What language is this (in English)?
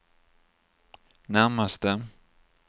Swedish